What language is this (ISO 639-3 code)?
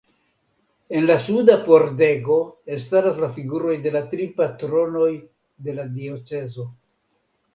epo